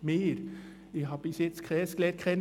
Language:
Swiss German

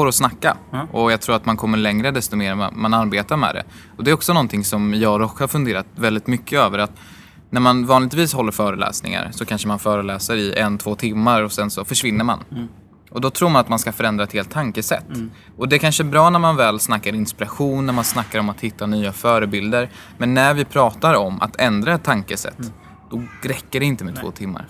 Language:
Swedish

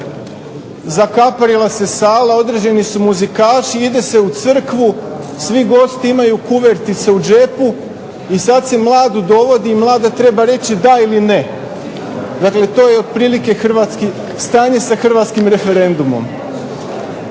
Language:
Croatian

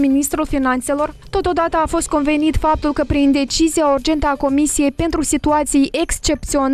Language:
Romanian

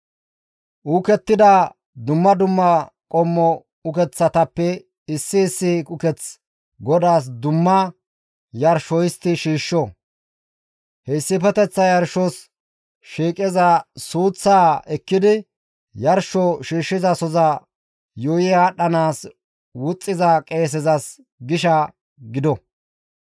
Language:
Gamo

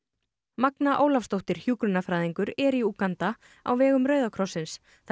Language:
Icelandic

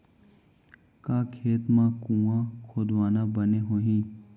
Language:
Chhattisgarhi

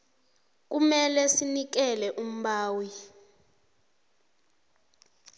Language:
South Ndebele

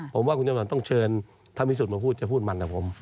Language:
Thai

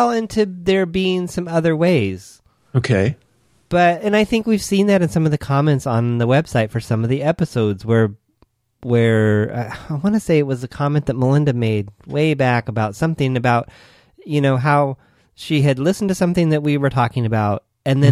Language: English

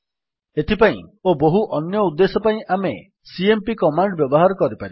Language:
Odia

